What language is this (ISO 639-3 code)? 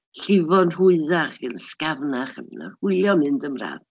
cym